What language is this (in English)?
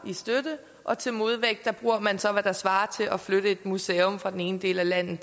Danish